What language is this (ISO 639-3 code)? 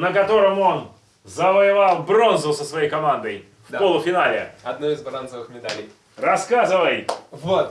rus